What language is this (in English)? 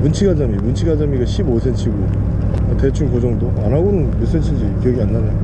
Korean